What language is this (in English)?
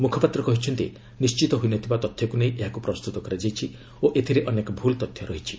Odia